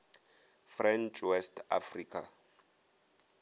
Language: Northern Sotho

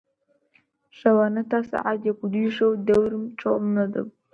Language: Central Kurdish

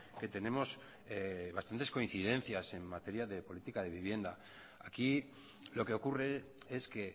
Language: Spanish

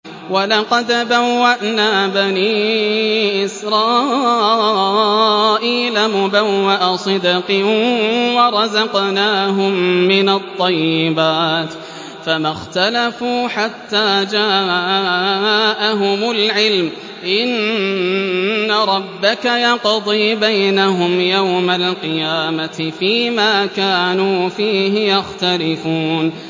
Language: Arabic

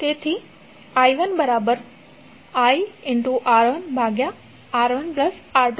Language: Gujarati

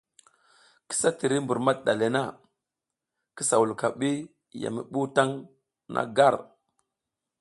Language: South Giziga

